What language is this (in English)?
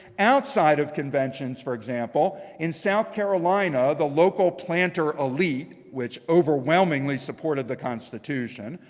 English